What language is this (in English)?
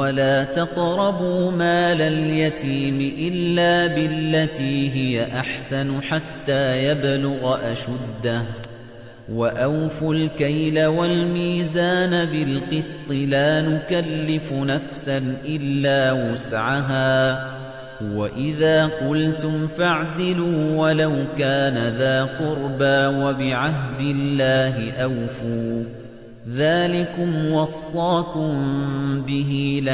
Arabic